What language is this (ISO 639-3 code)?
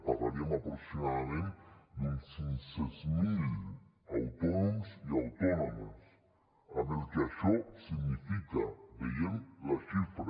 cat